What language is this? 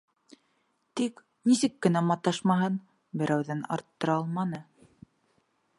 Bashkir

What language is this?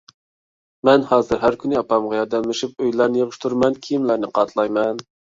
Uyghur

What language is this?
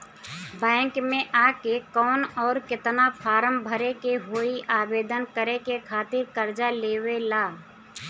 Bhojpuri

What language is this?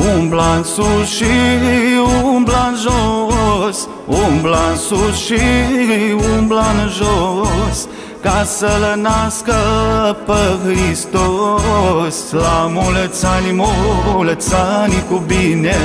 Romanian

